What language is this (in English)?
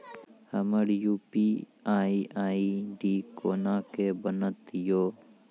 Maithili